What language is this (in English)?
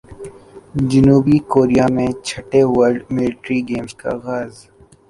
Urdu